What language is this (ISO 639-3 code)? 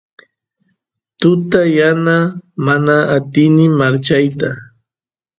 qus